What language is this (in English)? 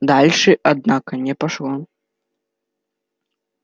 Russian